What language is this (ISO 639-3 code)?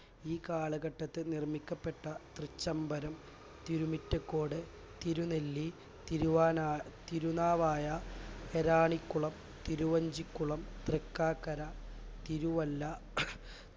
mal